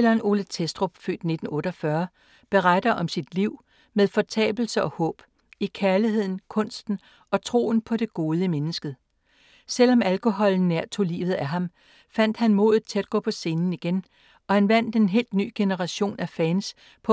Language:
Danish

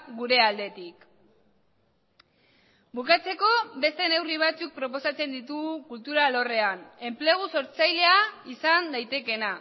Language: Basque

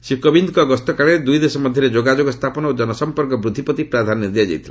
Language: Odia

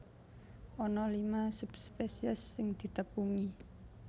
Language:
Javanese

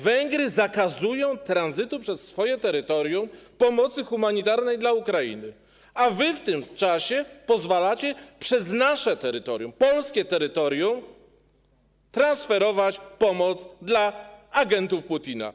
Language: Polish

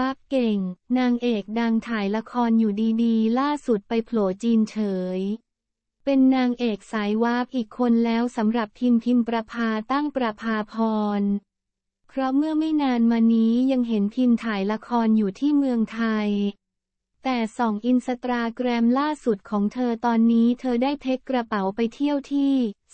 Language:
Thai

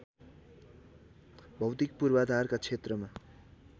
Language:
Nepali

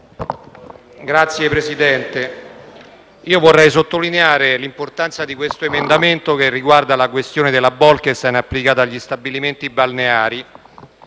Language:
Italian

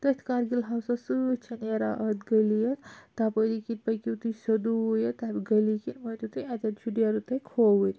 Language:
Kashmiri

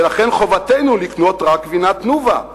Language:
Hebrew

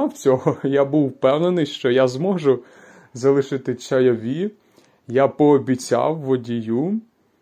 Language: Ukrainian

